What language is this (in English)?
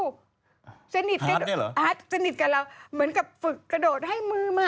Thai